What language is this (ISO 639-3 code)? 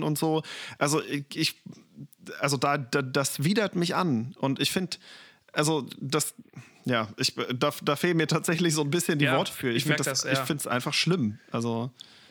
deu